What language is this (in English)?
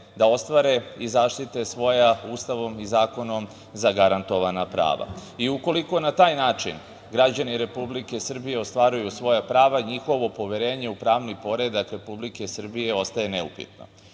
Serbian